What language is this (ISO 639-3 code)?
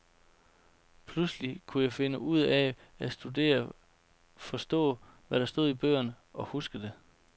dan